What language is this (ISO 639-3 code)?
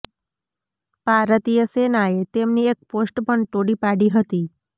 guj